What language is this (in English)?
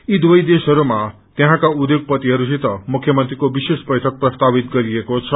Nepali